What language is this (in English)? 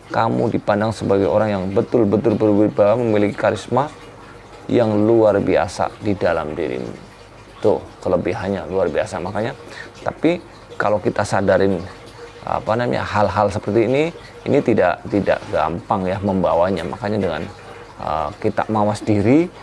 Indonesian